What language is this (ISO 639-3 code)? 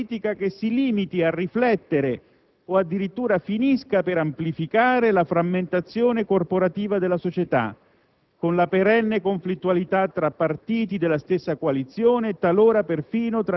ita